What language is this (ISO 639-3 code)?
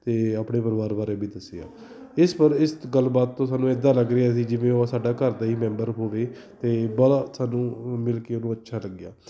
pan